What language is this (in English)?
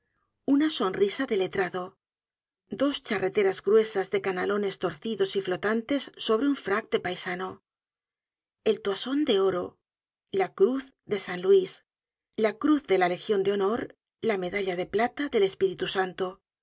Spanish